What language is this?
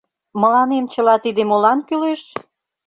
Mari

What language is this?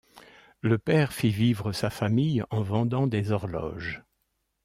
French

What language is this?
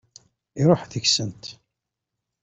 Kabyle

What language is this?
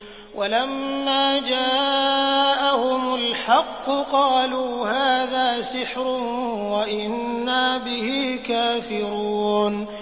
Arabic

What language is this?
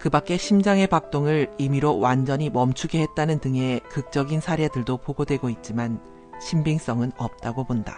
Korean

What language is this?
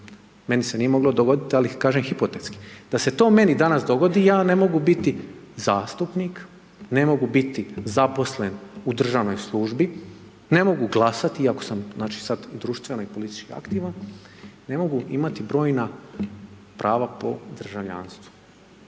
Croatian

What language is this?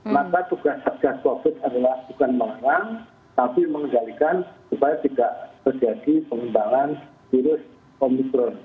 Indonesian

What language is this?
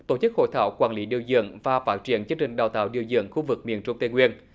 Vietnamese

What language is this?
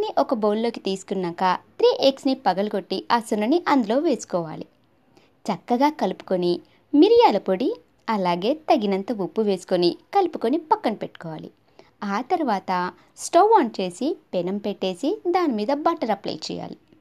Telugu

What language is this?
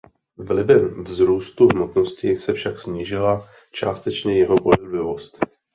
Czech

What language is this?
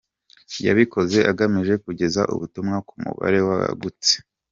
Kinyarwanda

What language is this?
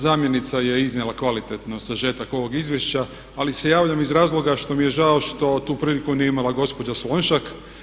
Croatian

